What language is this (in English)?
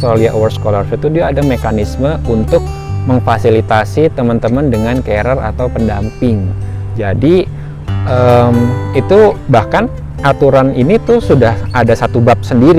Indonesian